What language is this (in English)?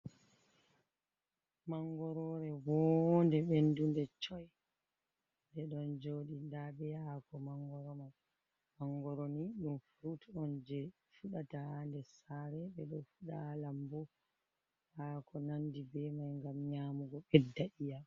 Fula